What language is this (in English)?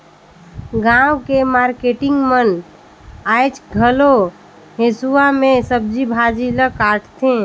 Chhattisgarhi